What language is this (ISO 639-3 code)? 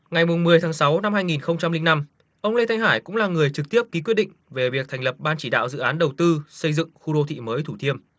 vie